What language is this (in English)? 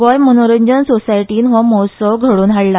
Konkani